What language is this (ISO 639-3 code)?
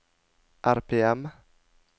nor